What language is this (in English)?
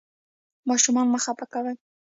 Pashto